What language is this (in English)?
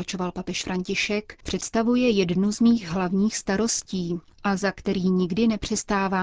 Czech